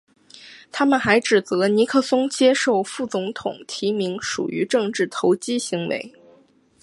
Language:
Chinese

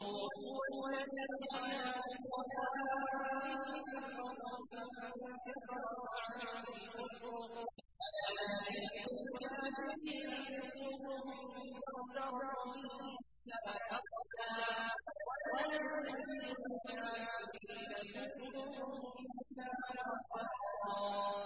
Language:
Arabic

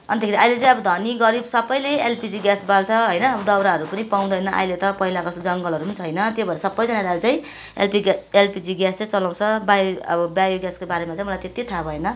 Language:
Nepali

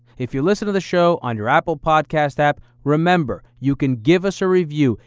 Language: English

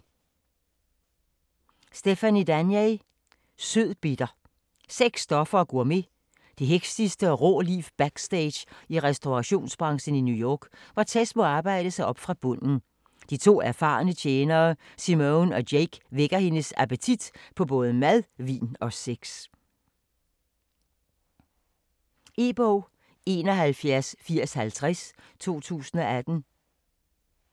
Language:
Danish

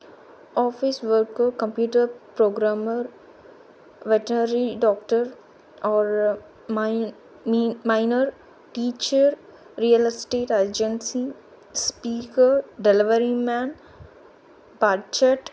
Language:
Telugu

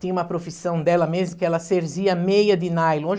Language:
Portuguese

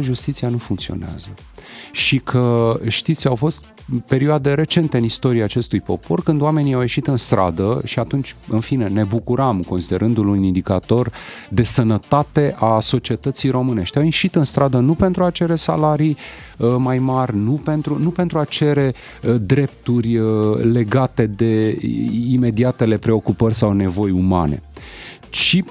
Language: Romanian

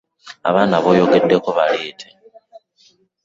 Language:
Ganda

